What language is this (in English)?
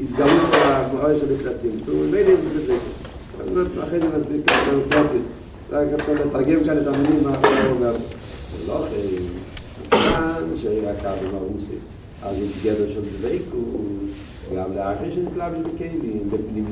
Hebrew